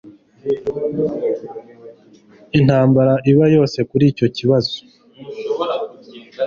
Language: Kinyarwanda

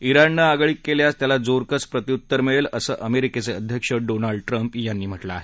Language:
Marathi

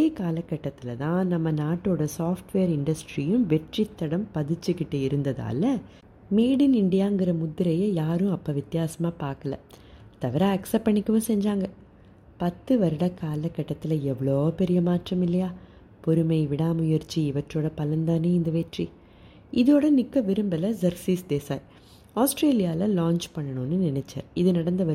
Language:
Tamil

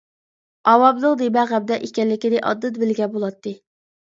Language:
Uyghur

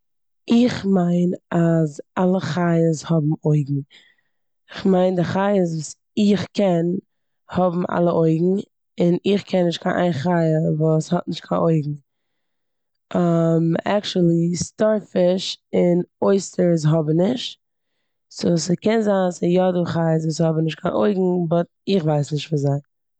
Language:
Yiddish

